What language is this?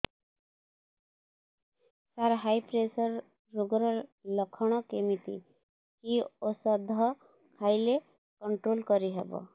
Odia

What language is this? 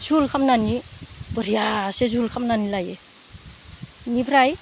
Bodo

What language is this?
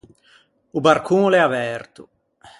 Ligurian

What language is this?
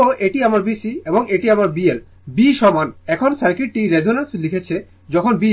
Bangla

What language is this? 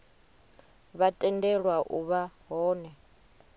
Venda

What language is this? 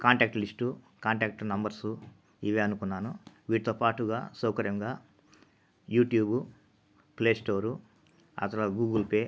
Telugu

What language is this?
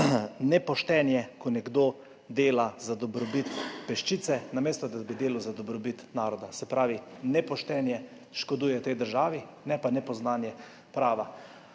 Slovenian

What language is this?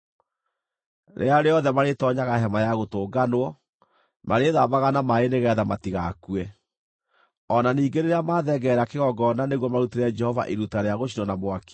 Kikuyu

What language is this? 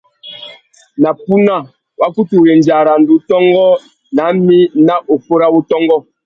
Tuki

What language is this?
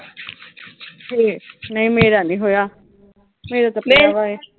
Punjabi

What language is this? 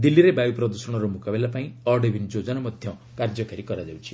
Odia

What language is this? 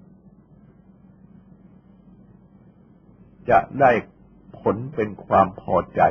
Thai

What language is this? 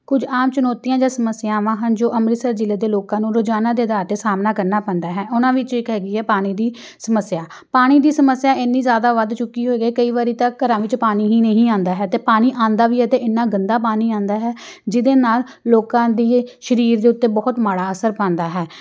Punjabi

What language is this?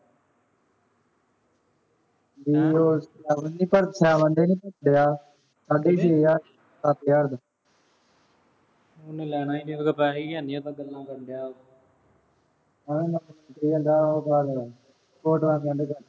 Punjabi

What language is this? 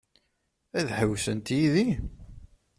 Kabyle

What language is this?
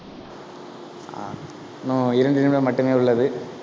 Tamil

